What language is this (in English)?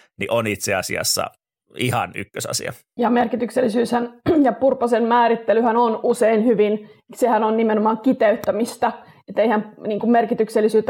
Finnish